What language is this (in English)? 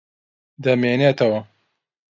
Central Kurdish